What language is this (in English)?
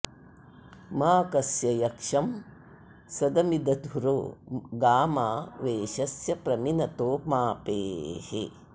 Sanskrit